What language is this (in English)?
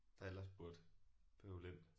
Danish